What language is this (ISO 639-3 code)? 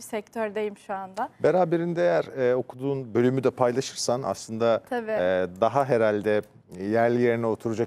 tur